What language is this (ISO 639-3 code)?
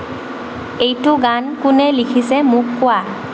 asm